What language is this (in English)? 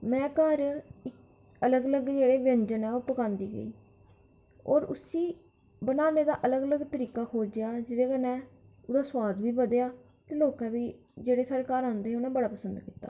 Dogri